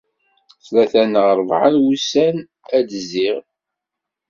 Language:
Kabyle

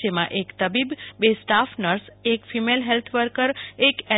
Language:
Gujarati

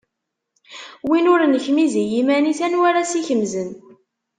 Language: Kabyle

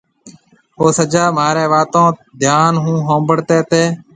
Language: Marwari (Pakistan)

